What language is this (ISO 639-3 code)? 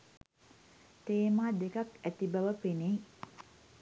sin